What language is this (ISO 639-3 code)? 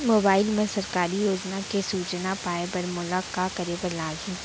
hne